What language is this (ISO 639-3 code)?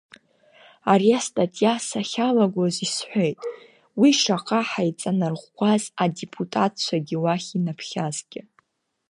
abk